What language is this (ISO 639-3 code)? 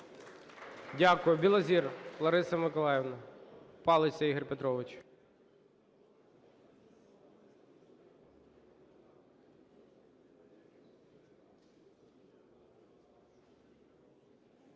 ukr